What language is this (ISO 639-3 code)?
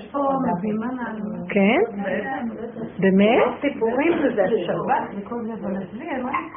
heb